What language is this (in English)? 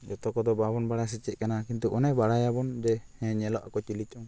Santali